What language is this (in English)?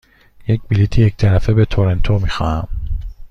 Persian